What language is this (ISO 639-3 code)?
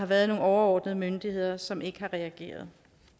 dan